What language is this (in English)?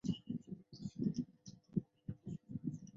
Chinese